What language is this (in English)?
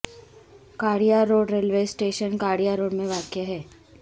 Urdu